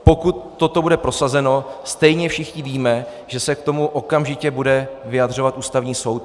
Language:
Czech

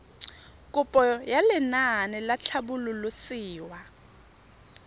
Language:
Tswana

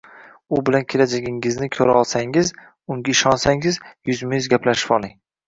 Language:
Uzbek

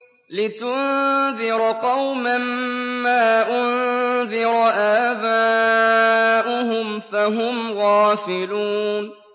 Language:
Arabic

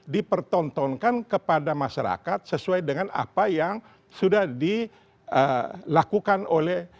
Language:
Indonesian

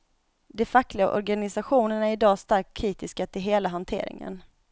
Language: Swedish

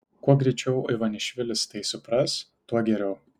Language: Lithuanian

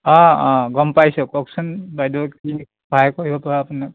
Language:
Assamese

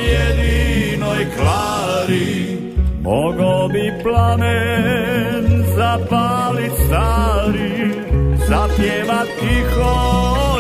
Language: Croatian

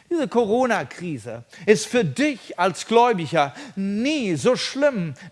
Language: German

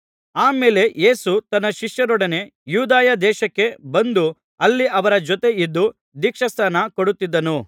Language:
Kannada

